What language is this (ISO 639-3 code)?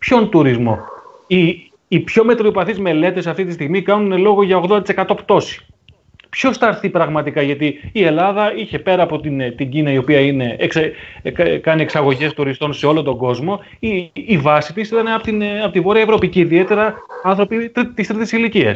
ell